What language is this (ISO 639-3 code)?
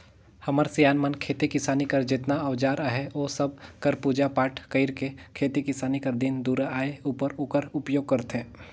hne